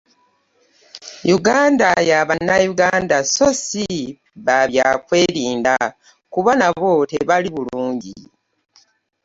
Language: Ganda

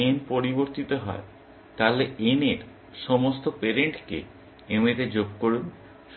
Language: Bangla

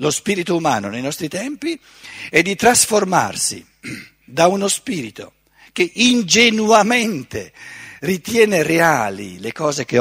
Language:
Italian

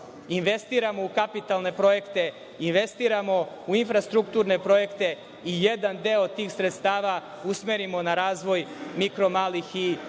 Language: Serbian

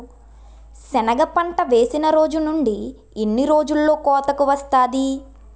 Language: Telugu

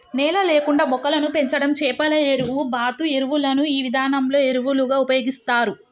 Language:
Telugu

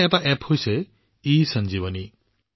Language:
Assamese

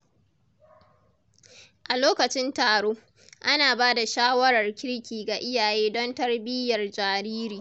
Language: Hausa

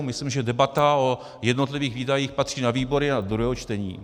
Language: Czech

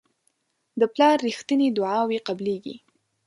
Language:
Pashto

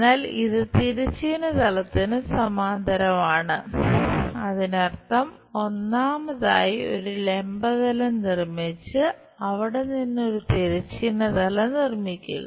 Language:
Malayalam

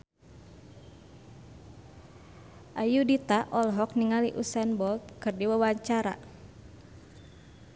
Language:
Sundanese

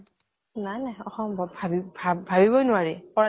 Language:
Assamese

